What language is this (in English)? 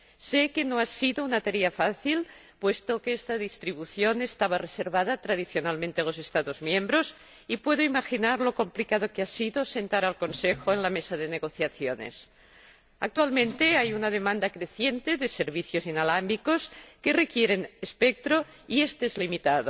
Spanish